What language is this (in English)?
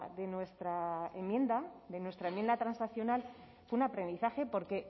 Spanish